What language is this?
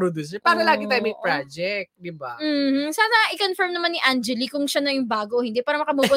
Filipino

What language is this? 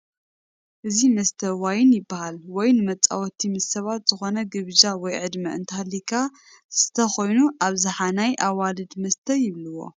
Tigrinya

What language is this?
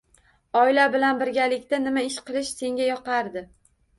Uzbek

